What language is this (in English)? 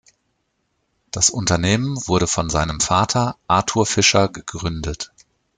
German